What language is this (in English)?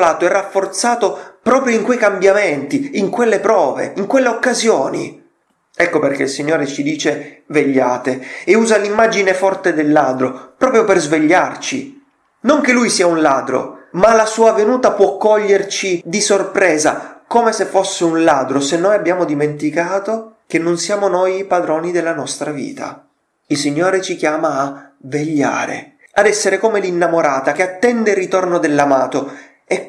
Italian